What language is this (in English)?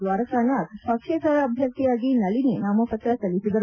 Kannada